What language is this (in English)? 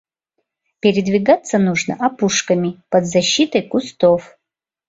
Mari